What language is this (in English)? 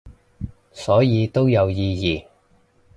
Cantonese